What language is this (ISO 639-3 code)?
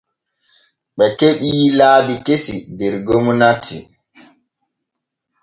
fue